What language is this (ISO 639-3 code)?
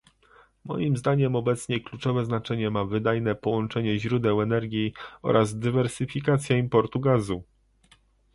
pol